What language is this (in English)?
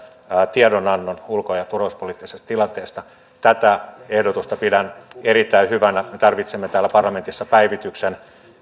Finnish